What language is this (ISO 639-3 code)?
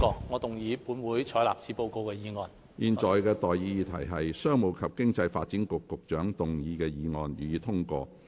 yue